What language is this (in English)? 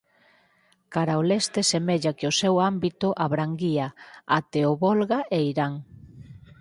Galician